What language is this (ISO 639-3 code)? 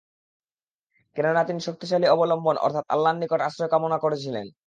ben